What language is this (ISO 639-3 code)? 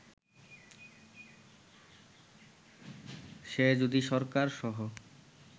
ben